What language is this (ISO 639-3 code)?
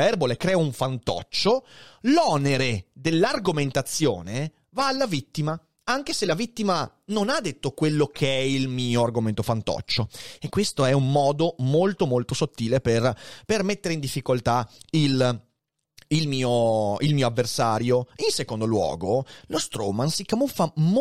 ita